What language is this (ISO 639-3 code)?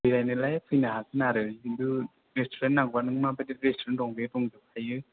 brx